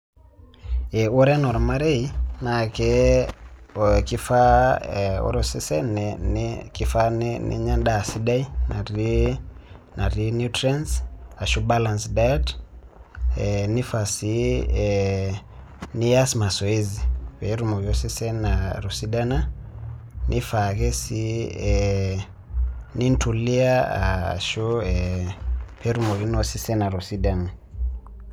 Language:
Masai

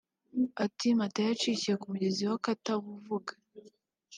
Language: Kinyarwanda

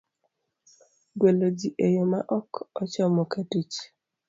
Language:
Luo (Kenya and Tanzania)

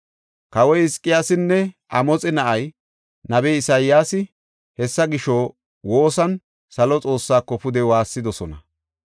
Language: Gofa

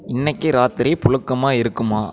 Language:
Tamil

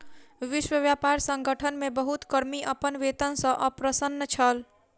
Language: Maithili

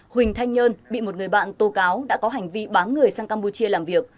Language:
Vietnamese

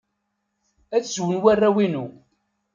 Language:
Kabyle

